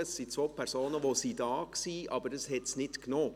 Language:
Swiss German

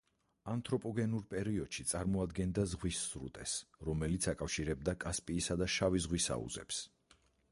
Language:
Georgian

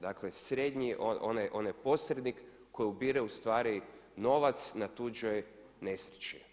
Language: Croatian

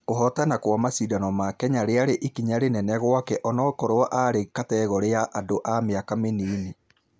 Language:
Kikuyu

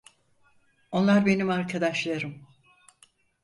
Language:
Turkish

